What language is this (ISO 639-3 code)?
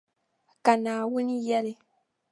dag